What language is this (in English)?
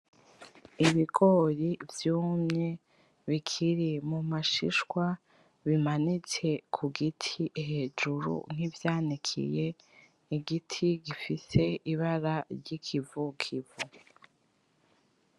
Rundi